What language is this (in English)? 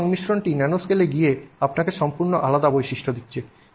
Bangla